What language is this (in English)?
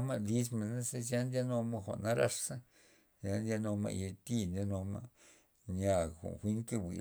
Loxicha Zapotec